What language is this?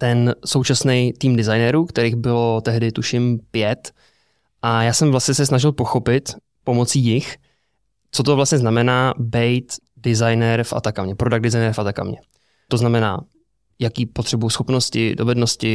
Czech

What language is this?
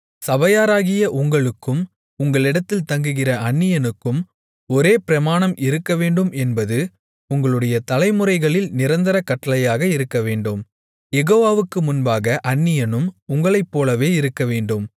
Tamil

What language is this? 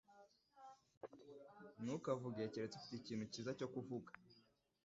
Kinyarwanda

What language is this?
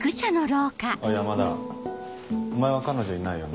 Japanese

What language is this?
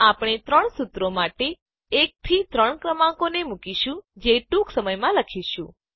Gujarati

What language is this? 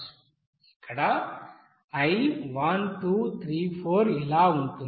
Telugu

